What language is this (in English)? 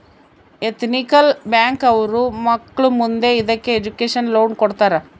Kannada